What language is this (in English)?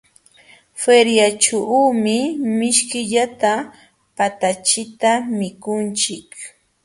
Jauja Wanca Quechua